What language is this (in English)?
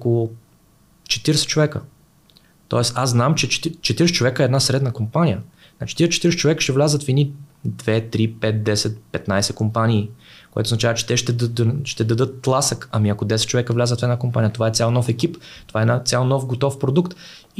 Bulgarian